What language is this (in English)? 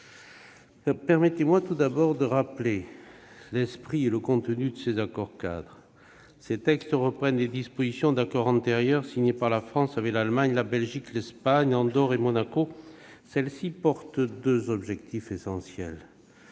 French